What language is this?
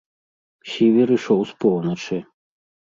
Belarusian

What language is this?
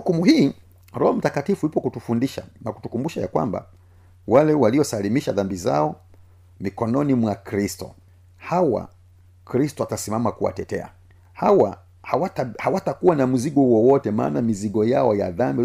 Swahili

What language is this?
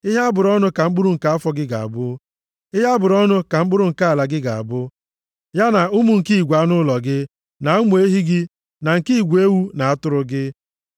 Igbo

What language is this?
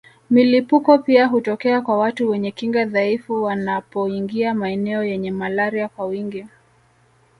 Swahili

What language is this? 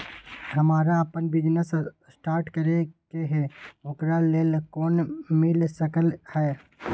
Magahi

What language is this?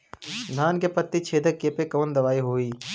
Bhojpuri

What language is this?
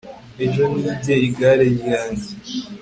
Kinyarwanda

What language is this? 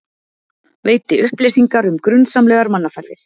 Icelandic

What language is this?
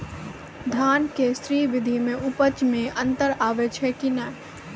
Maithili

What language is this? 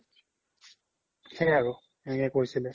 Assamese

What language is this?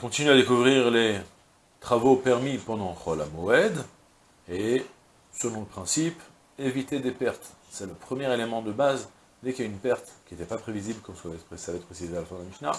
French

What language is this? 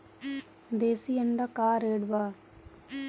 Bhojpuri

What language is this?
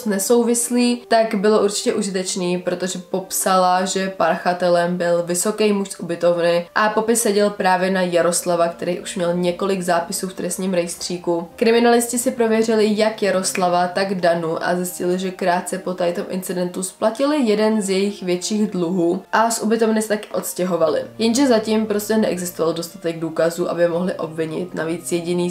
Czech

